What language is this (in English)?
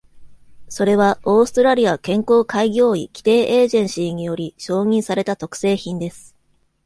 Japanese